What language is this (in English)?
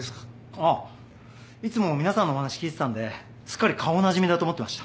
Japanese